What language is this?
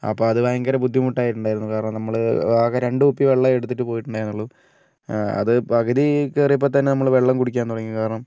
Malayalam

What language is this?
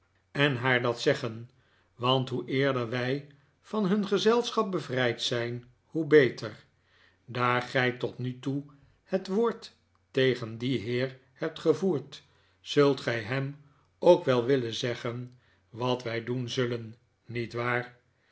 Dutch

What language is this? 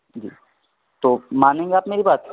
Urdu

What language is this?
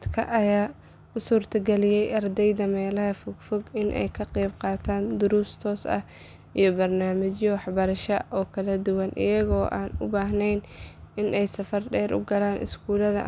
Somali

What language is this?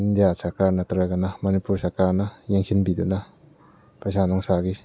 Manipuri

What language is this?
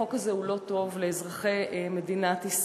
Hebrew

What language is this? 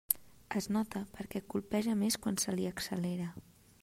Catalan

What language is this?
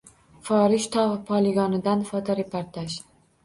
Uzbek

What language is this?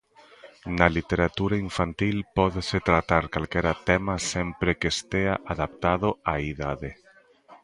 Galician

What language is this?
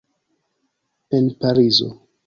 Esperanto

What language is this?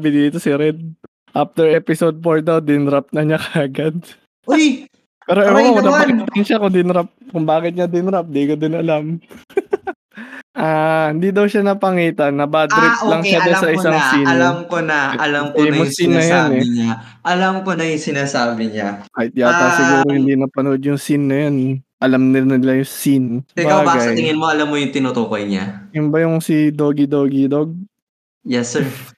Filipino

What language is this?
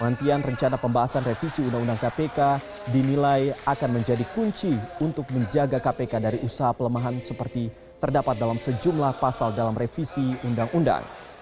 Indonesian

